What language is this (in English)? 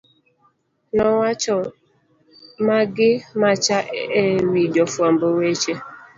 Luo (Kenya and Tanzania)